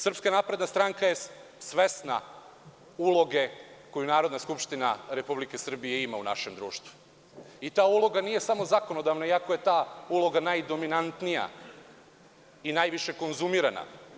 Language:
Serbian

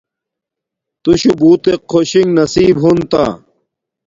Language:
Domaaki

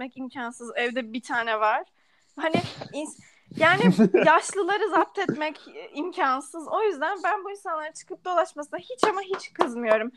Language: Turkish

